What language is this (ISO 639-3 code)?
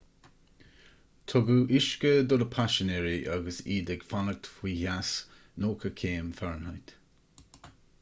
gle